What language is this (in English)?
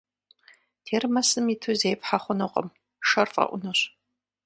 Kabardian